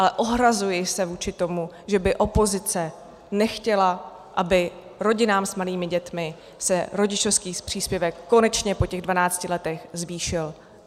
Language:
Czech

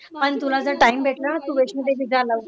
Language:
Marathi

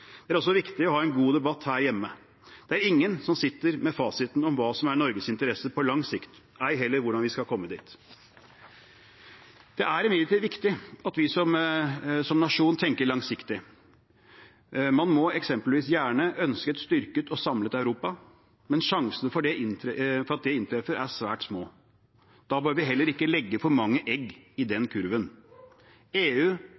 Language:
Norwegian Bokmål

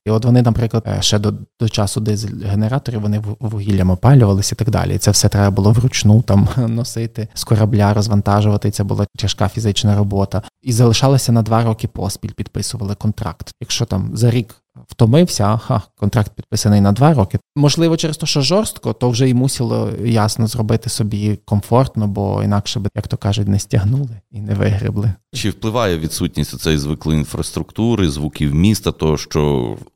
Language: Ukrainian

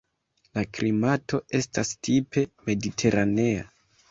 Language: Esperanto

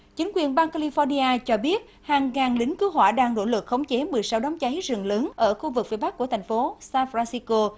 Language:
Vietnamese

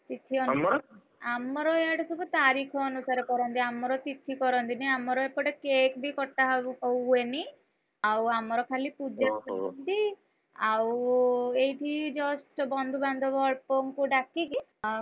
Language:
Odia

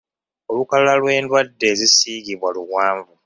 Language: Ganda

